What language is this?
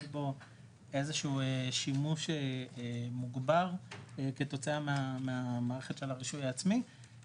Hebrew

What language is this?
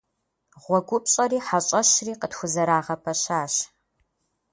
Kabardian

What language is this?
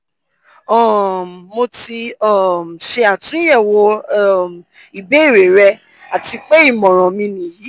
Yoruba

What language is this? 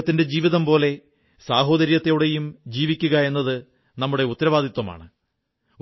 Malayalam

